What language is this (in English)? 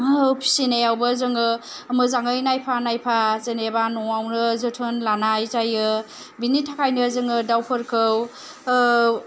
Bodo